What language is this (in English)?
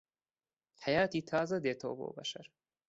Central Kurdish